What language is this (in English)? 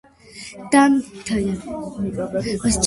Georgian